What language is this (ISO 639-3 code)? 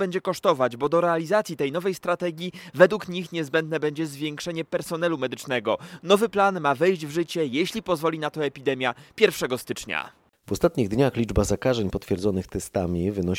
pol